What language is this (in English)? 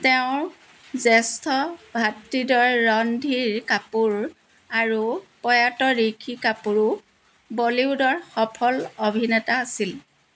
Assamese